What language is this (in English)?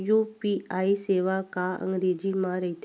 Chhattisgarhi